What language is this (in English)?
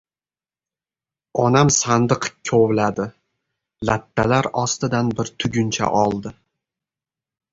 Uzbek